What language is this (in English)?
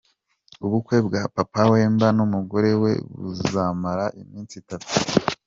Kinyarwanda